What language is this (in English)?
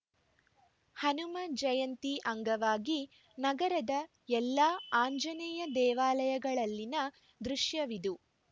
Kannada